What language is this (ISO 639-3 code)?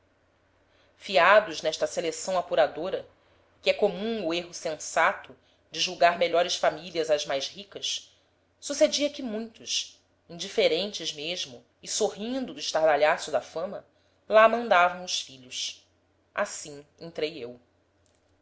por